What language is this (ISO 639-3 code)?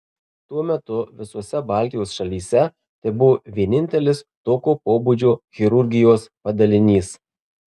lit